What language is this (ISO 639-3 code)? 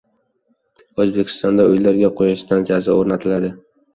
uzb